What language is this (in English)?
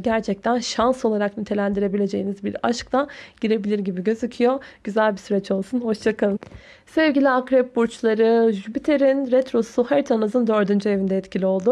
Turkish